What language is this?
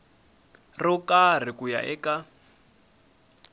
Tsonga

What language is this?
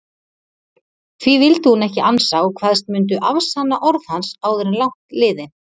Icelandic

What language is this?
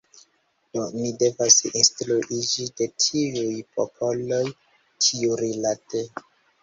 Esperanto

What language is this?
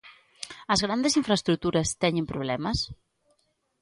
Galician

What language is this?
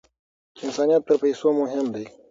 Pashto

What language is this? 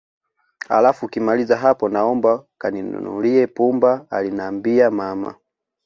Swahili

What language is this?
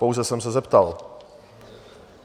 Czech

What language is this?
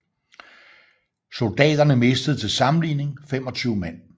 Danish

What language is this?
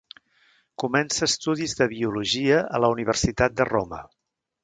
Catalan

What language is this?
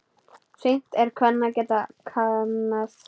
Icelandic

